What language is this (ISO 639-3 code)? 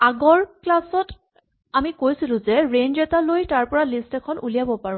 asm